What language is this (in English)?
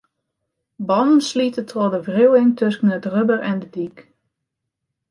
Western Frisian